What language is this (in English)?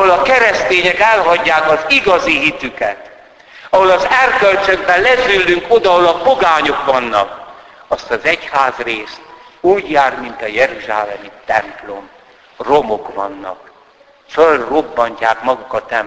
Hungarian